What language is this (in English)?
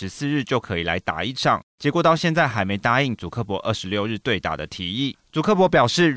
Chinese